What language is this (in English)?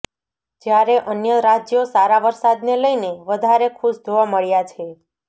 Gujarati